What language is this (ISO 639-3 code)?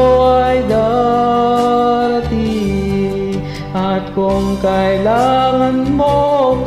tha